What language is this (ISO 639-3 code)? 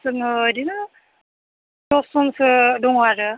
brx